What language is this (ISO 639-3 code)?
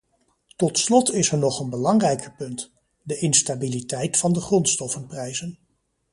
nld